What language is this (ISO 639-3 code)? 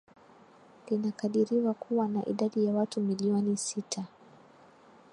swa